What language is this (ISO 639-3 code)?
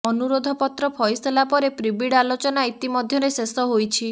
ori